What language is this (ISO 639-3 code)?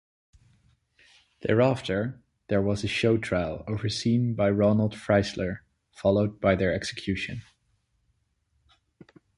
eng